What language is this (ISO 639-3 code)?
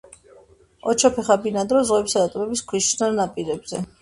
kat